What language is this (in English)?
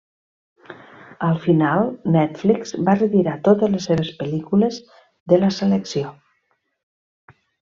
Catalan